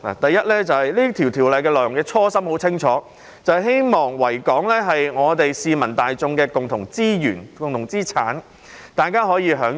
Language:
Cantonese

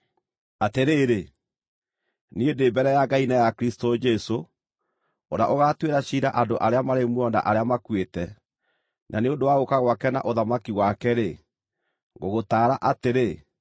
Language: Kikuyu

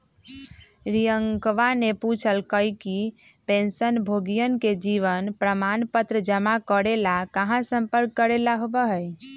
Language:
Magahi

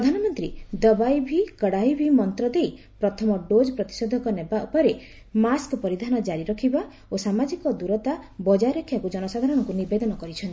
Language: Odia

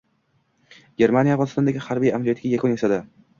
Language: Uzbek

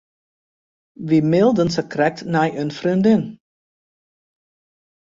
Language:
Western Frisian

